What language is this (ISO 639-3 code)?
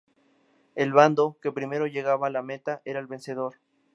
spa